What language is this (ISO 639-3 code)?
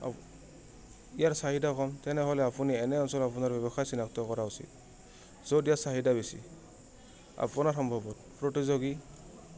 asm